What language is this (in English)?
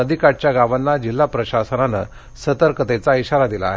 Marathi